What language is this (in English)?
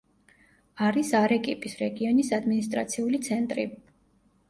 Georgian